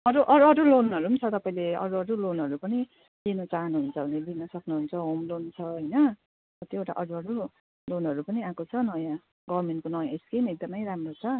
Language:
Nepali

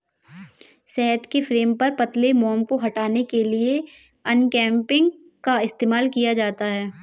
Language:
Hindi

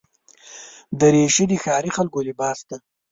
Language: Pashto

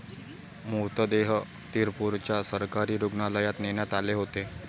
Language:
Marathi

